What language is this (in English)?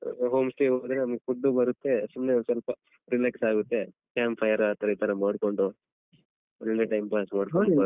Kannada